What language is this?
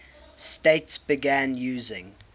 English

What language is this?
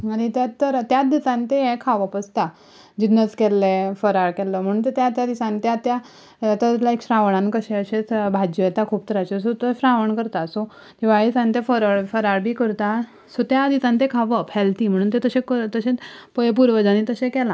Konkani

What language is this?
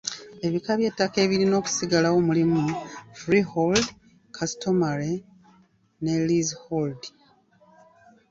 Ganda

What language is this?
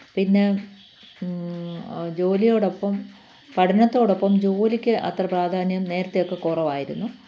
Malayalam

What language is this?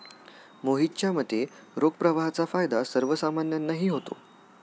Marathi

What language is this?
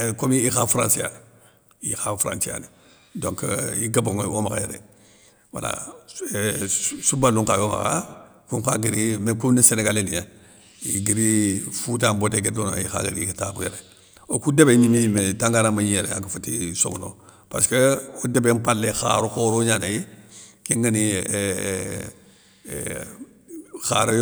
Soninke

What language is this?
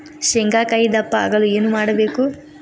Kannada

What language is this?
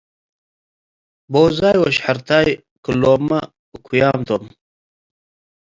Tigre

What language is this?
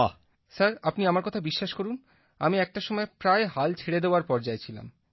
Bangla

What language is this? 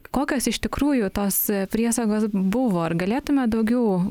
Lithuanian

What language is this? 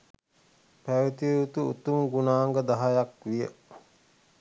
Sinhala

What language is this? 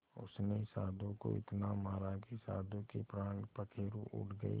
Hindi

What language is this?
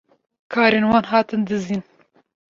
Kurdish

